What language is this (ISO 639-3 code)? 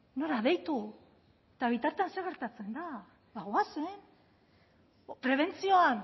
eus